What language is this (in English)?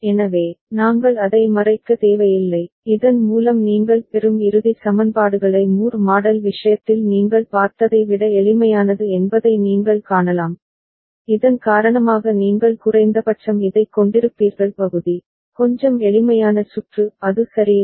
Tamil